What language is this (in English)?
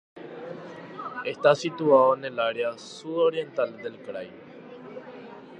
Spanish